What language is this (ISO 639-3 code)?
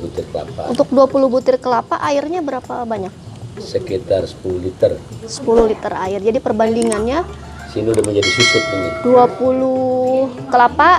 ind